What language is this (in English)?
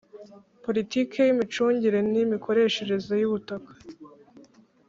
Kinyarwanda